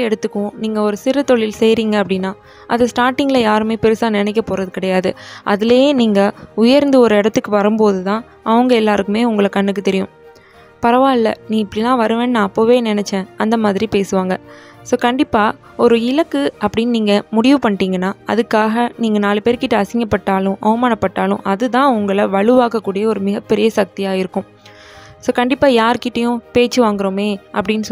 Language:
Turkish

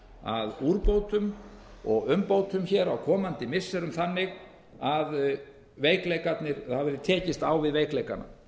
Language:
Icelandic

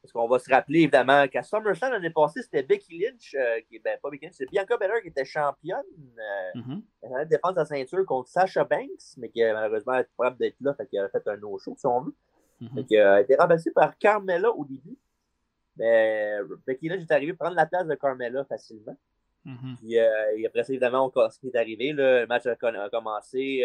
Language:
French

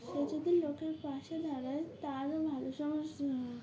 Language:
Bangla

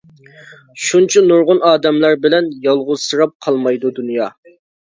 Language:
Uyghur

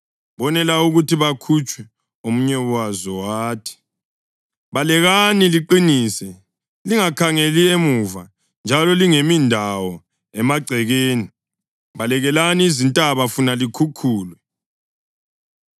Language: North Ndebele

